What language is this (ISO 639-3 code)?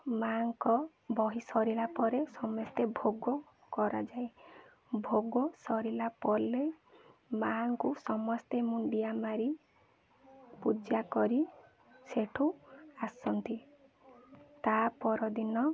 ori